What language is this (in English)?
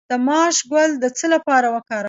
Pashto